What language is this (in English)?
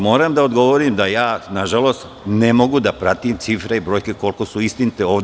Serbian